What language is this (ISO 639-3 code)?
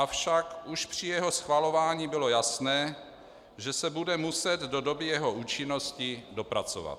ces